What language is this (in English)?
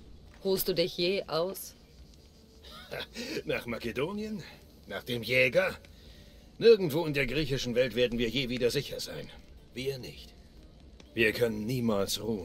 German